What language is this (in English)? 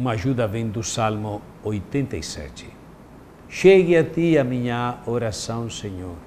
Portuguese